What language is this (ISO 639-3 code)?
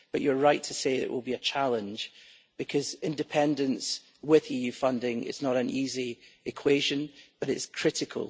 eng